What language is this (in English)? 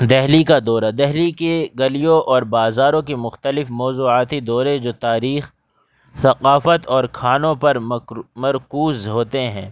Urdu